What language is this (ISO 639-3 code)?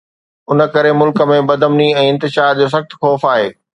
snd